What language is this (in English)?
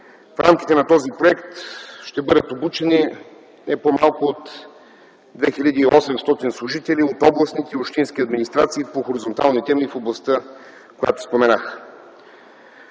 Bulgarian